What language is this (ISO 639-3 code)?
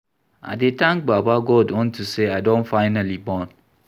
pcm